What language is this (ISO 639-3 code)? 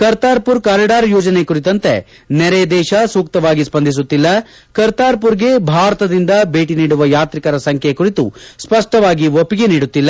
kan